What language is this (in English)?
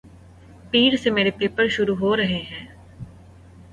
Urdu